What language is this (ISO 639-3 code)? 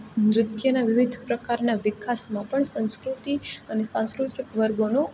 guj